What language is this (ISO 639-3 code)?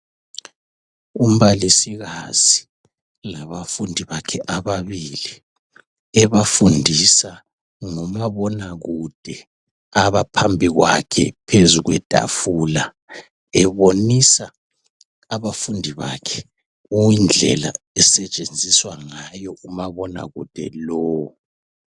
nde